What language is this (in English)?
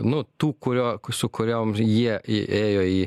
Lithuanian